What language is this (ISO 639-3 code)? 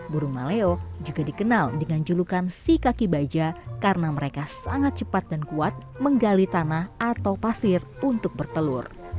ind